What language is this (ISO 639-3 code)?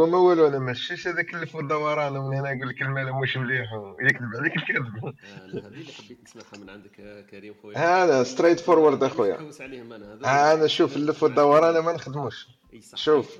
ara